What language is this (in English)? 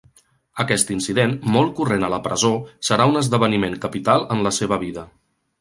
Catalan